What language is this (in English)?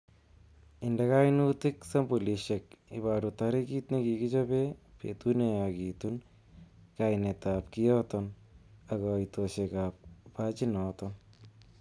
Kalenjin